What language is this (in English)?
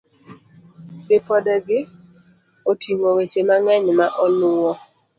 Luo (Kenya and Tanzania)